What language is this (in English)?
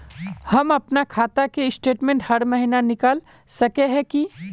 Magahi